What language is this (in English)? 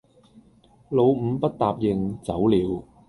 Cantonese